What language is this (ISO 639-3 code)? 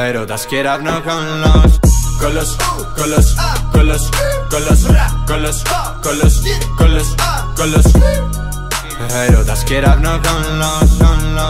ell